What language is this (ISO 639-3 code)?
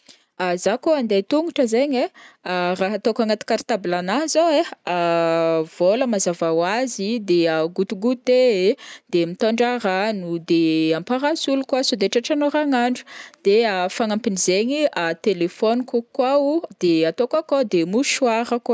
bmm